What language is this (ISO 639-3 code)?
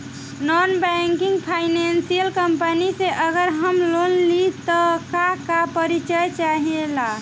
bho